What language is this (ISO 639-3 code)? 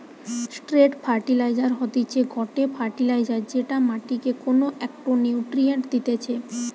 ben